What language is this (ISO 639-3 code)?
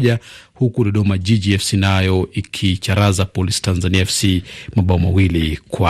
swa